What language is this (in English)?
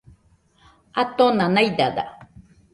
Nüpode Huitoto